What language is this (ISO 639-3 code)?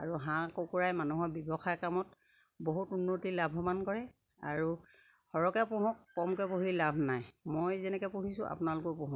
asm